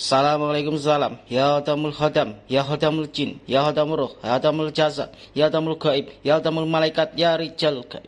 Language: Indonesian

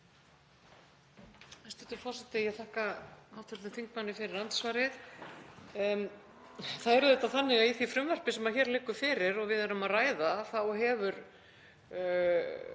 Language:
Icelandic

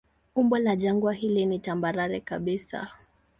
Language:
Swahili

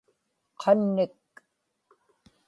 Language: Inupiaq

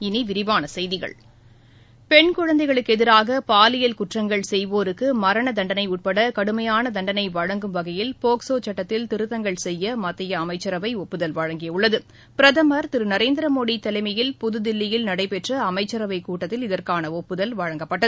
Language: Tamil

